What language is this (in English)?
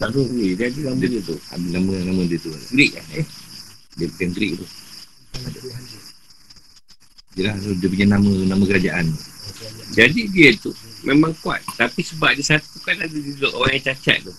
Malay